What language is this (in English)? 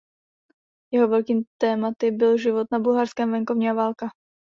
Czech